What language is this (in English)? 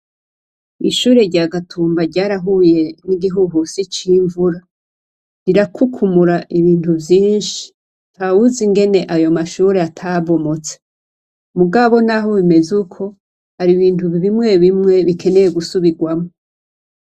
Rundi